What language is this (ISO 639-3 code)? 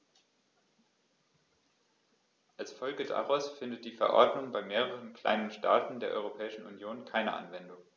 deu